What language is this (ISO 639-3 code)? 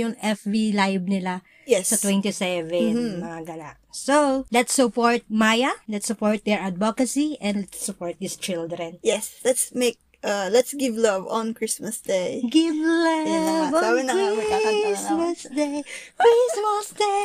fil